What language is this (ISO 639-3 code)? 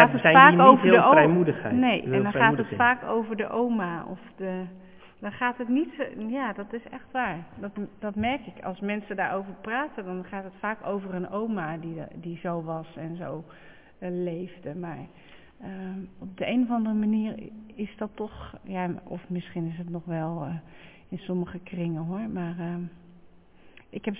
nld